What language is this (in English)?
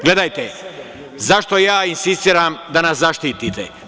Serbian